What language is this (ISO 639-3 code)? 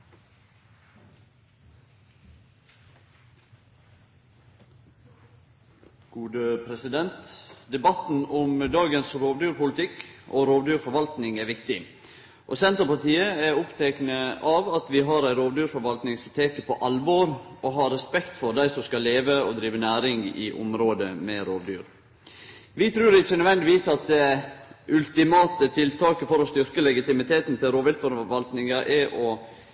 nno